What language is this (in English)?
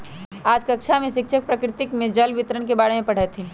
Magahi